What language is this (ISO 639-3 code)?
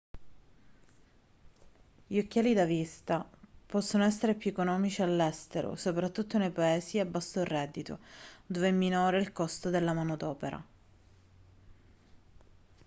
ita